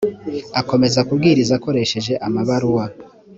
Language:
Kinyarwanda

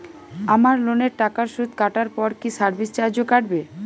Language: Bangla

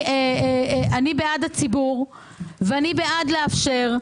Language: Hebrew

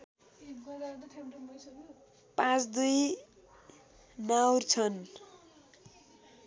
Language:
Nepali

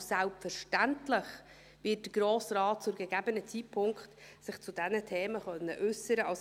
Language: Swiss German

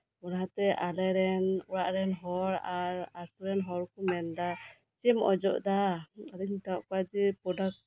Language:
Santali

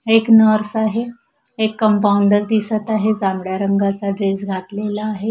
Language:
Marathi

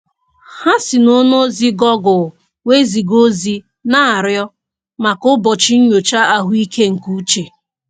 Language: Igbo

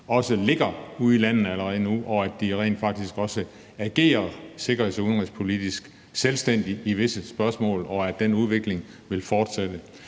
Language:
Danish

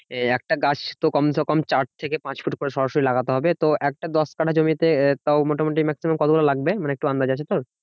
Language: Bangla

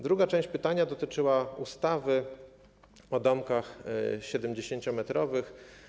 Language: Polish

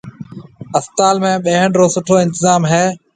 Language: Marwari (Pakistan)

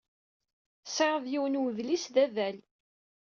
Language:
Kabyle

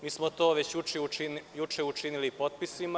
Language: Serbian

